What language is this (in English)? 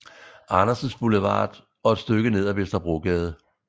Danish